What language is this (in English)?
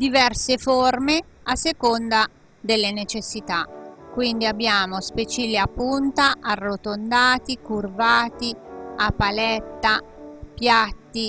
Italian